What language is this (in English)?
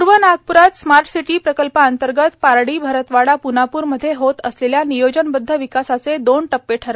Marathi